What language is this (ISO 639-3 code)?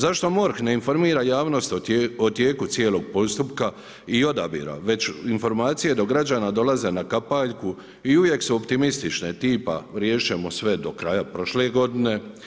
hrv